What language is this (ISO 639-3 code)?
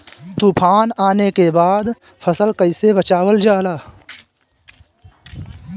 bho